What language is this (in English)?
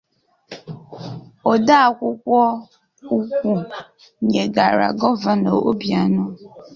Igbo